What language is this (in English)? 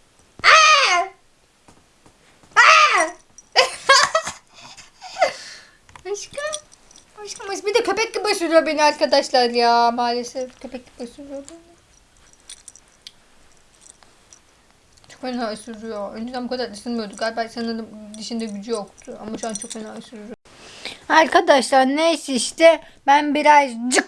Turkish